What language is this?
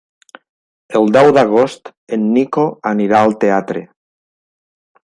Catalan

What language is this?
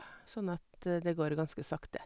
Norwegian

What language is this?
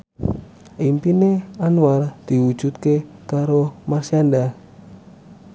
Javanese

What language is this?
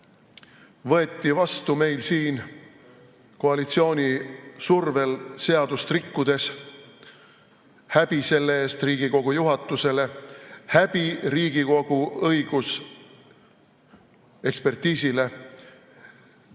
Estonian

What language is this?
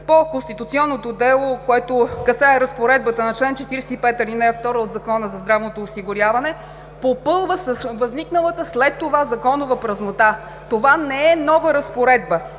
Bulgarian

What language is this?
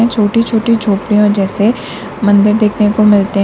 Hindi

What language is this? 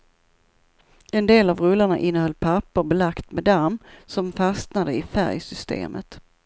Swedish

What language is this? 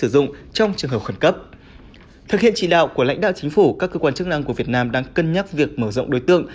Vietnamese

